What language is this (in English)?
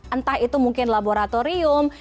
Indonesian